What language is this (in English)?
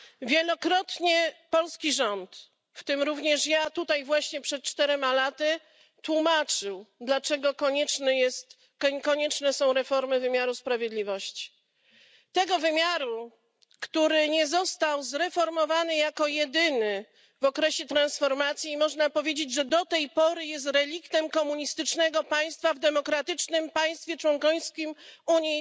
Polish